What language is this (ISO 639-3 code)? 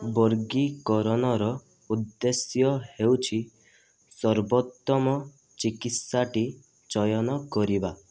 ori